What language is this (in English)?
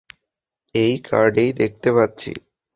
Bangla